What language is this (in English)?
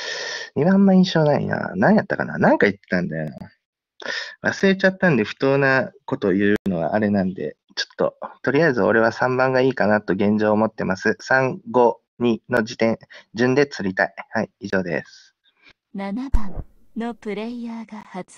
Japanese